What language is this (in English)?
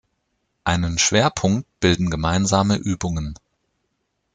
German